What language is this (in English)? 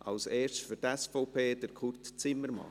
Swiss German